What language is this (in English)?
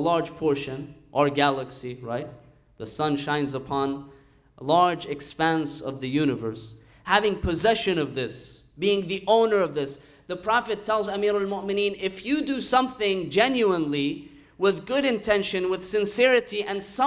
English